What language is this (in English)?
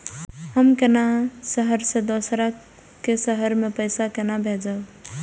Maithili